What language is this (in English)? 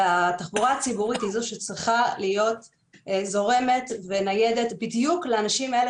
Hebrew